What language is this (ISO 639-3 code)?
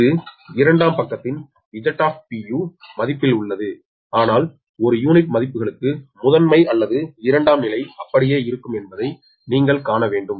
tam